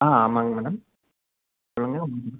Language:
Tamil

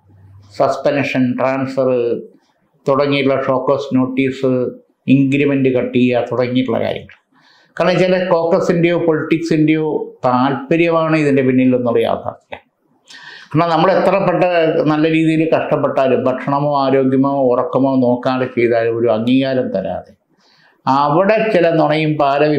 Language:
Malayalam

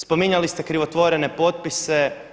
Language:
Croatian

